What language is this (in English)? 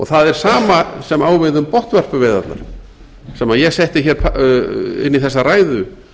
Icelandic